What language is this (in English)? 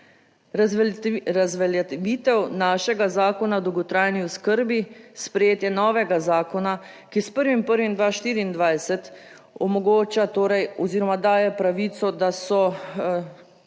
Slovenian